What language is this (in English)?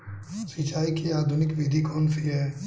Hindi